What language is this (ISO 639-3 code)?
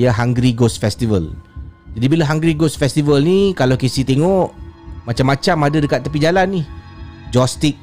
msa